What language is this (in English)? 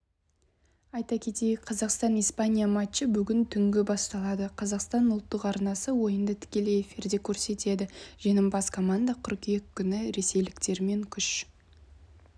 Kazakh